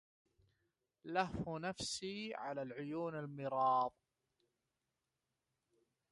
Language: Arabic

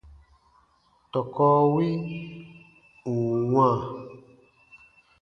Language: Baatonum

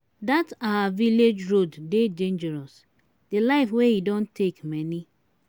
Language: Nigerian Pidgin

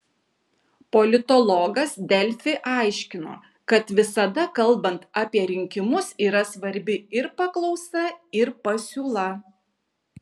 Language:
Lithuanian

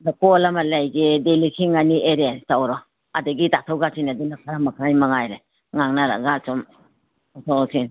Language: Manipuri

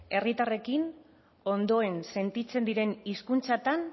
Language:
Basque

